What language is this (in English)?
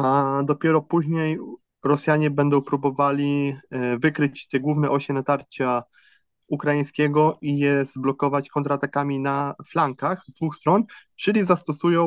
Polish